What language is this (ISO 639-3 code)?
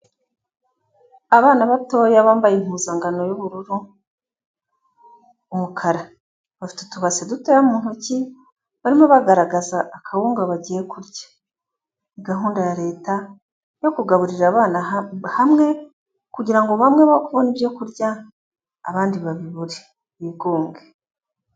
kin